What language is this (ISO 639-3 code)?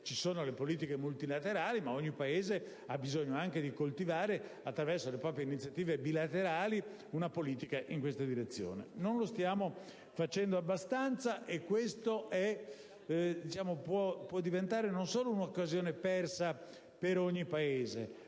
ita